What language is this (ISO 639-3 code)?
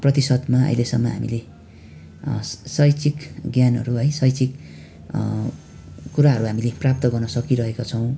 nep